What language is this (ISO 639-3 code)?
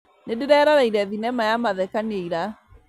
kik